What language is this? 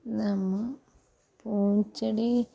Malayalam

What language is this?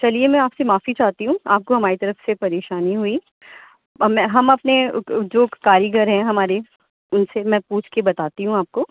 Urdu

